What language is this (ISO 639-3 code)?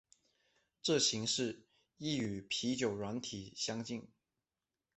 zho